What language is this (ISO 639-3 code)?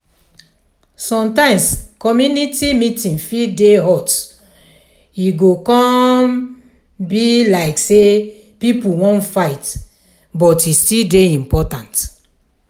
pcm